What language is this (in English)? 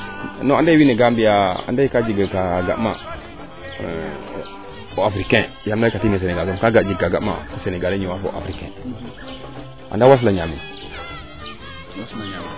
Serer